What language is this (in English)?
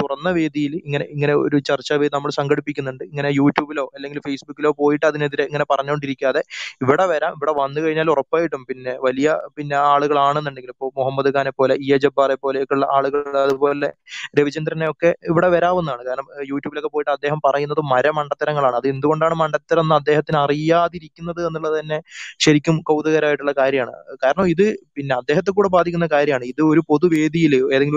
Malayalam